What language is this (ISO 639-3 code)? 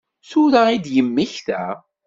kab